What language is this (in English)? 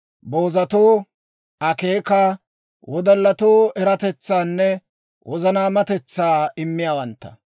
Dawro